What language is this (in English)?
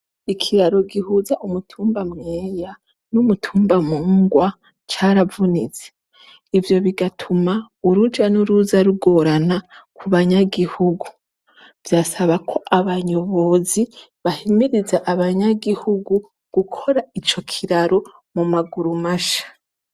Rundi